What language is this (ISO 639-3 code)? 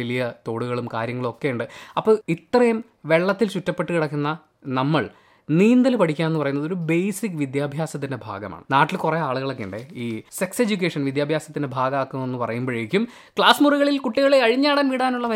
mal